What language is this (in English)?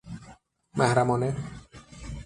Persian